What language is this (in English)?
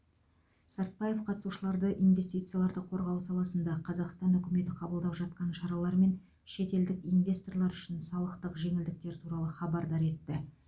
Kazakh